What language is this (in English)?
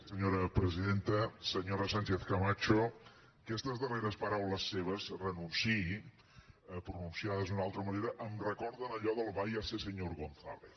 Catalan